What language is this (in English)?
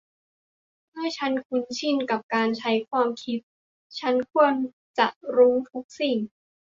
Thai